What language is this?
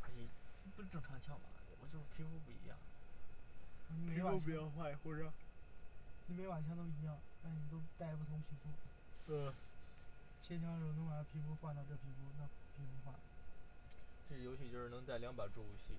Chinese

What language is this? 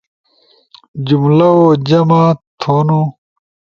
Ushojo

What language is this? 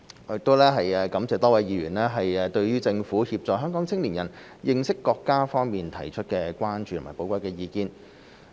Cantonese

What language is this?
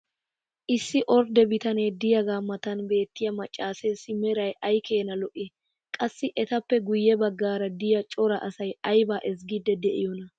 Wolaytta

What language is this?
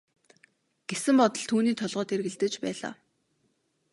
Mongolian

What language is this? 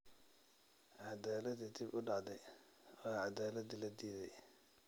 Somali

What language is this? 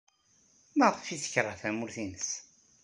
Kabyle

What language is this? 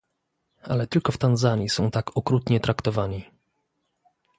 Polish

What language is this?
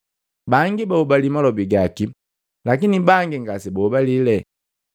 Matengo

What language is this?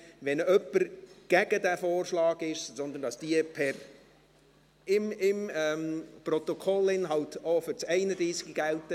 Swiss German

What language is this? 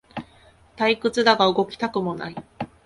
Japanese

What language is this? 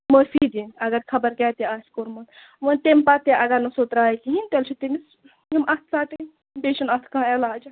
Kashmiri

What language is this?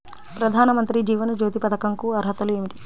Telugu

